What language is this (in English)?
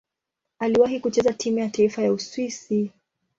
Swahili